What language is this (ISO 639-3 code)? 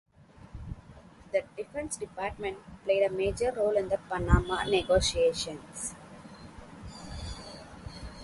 eng